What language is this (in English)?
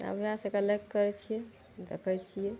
Maithili